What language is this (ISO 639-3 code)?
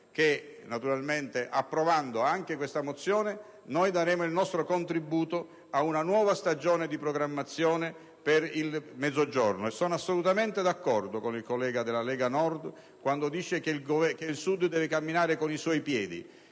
ita